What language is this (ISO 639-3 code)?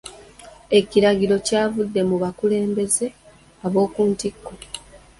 lug